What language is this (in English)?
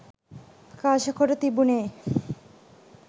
Sinhala